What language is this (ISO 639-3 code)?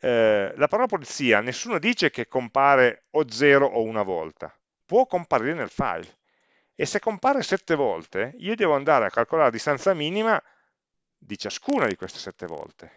ita